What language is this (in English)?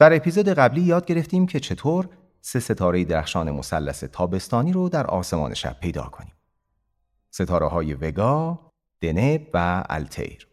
Persian